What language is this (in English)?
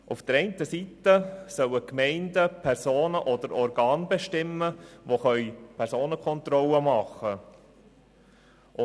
Swiss German